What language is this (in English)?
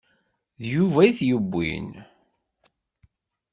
Kabyle